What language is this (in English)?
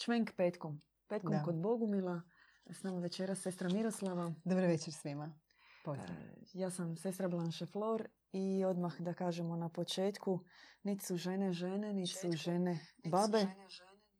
Croatian